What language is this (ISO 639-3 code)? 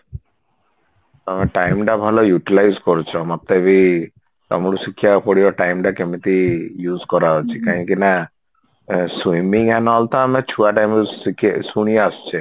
ori